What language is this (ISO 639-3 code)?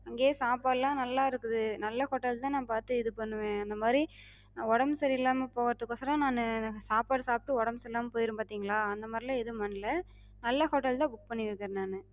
tam